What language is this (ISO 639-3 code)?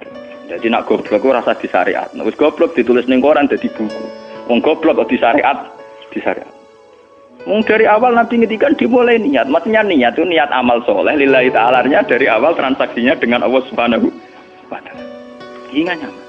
ind